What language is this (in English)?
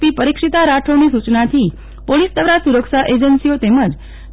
Gujarati